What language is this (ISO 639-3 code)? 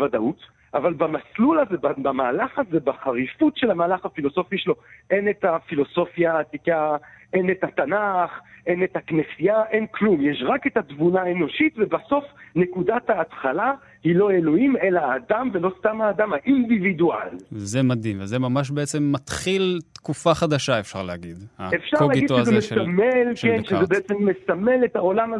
heb